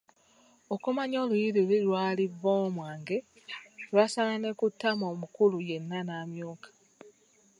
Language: Ganda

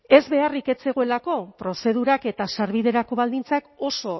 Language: Basque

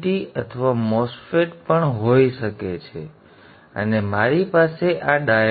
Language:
Gujarati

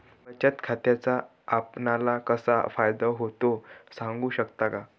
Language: Marathi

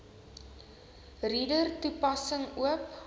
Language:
Afrikaans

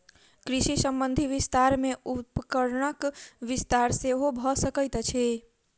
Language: Maithili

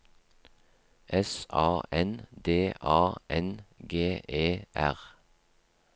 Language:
Norwegian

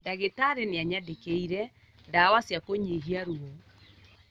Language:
Kikuyu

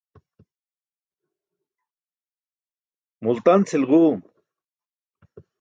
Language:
Burushaski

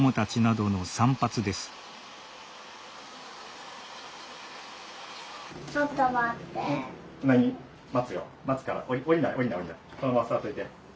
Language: Japanese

